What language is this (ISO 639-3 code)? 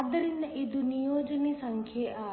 kan